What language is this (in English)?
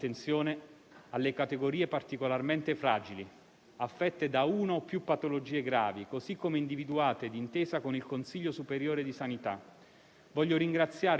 Italian